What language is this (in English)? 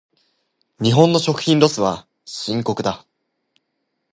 Japanese